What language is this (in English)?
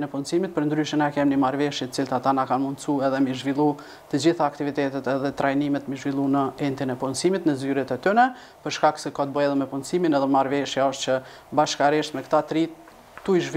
Romanian